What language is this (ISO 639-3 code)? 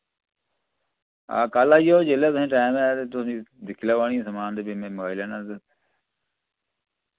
doi